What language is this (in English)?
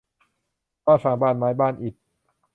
Thai